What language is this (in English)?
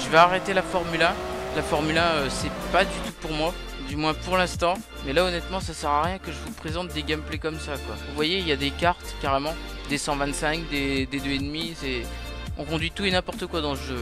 French